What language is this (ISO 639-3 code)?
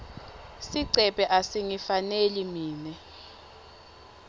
ssw